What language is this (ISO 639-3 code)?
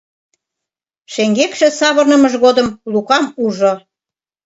chm